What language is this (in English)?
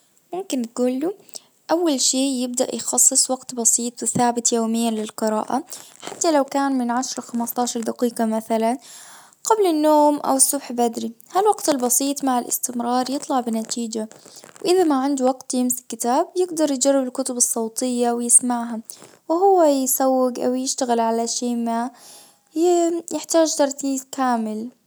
Najdi Arabic